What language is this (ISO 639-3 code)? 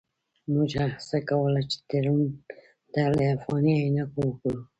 pus